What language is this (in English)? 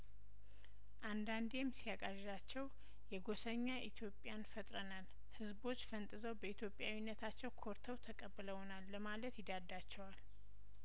Amharic